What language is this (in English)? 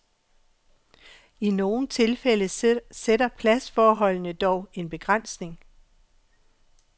Danish